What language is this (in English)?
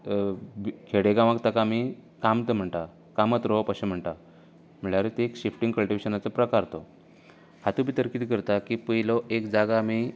Konkani